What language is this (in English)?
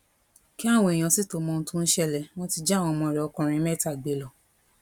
Yoruba